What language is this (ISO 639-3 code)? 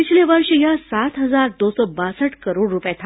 hin